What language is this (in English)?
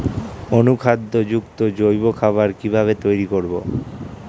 Bangla